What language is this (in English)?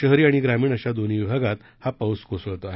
Marathi